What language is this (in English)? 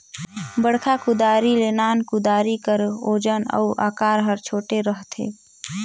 Chhattisgarhi